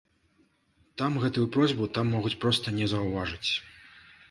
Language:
Belarusian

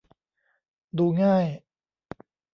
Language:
Thai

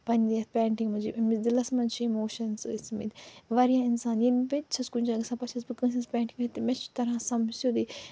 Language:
Kashmiri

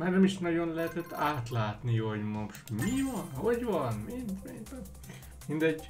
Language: Hungarian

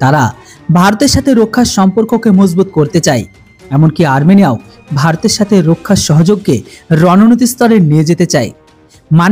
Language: Bangla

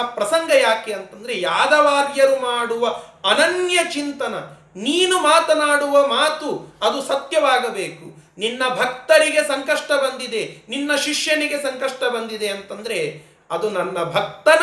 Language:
Kannada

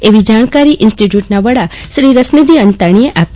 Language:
Gujarati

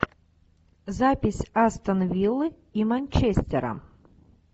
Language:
Russian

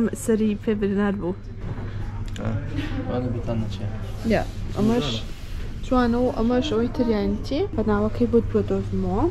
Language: Arabic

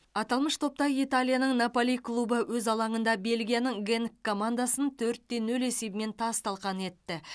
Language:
Kazakh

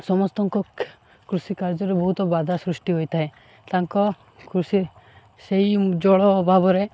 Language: Odia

